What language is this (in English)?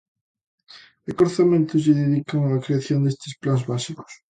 Galician